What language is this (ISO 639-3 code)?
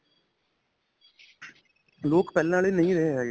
pan